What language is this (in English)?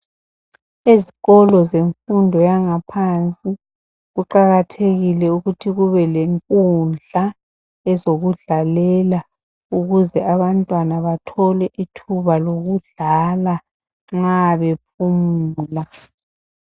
North Ndebele